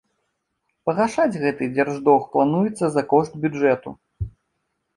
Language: Belarusian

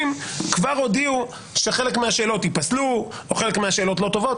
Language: Hebrew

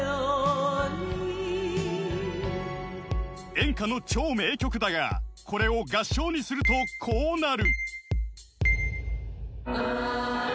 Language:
Japanese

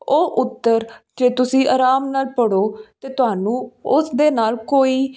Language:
Punjabi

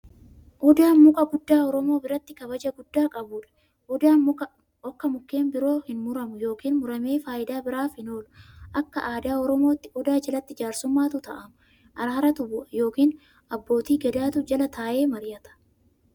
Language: Oromo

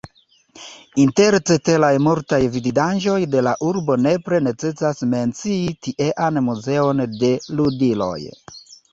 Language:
Esperanto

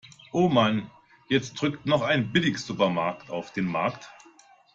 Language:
German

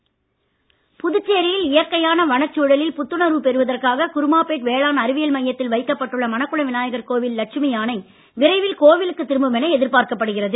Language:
Tamil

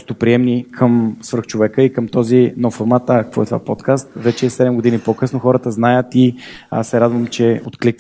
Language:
Bulgarian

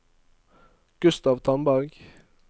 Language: Norwegian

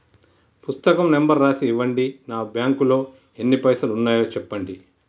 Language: Telugu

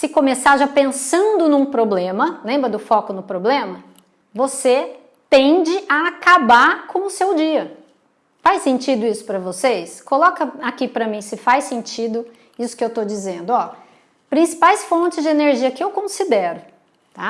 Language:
Portuguese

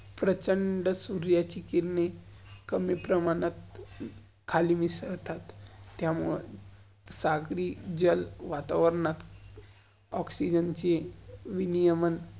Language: Marathi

